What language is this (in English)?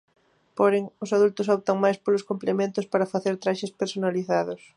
Galician